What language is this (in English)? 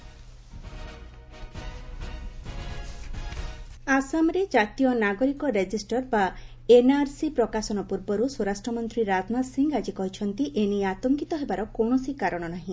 Odia